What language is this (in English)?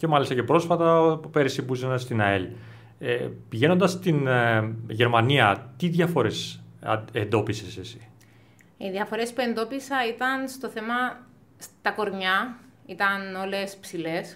Greek